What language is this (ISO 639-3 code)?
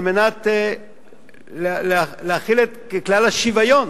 heb